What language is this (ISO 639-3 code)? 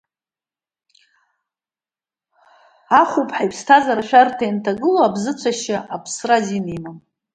abk